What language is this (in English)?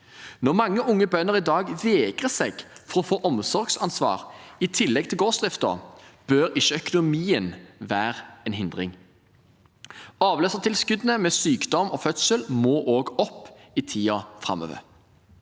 Norwegian